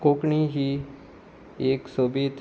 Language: Konkani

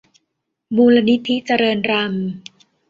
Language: Thai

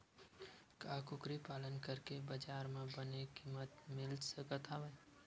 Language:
Chhattisgarhi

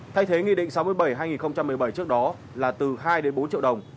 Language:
Vietnamese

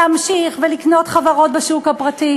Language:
Hebrew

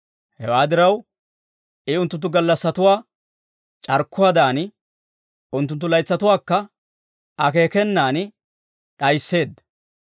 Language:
Dawro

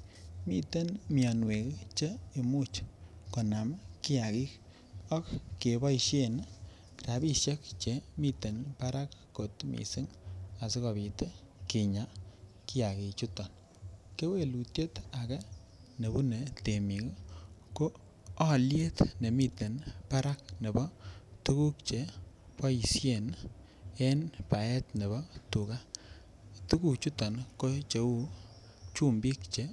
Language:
Kalenjin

